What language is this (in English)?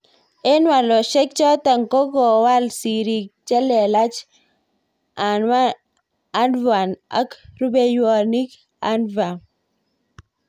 Kalenjin